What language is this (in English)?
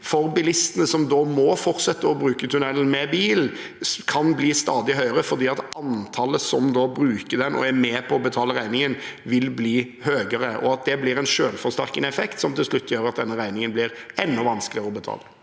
Norwegian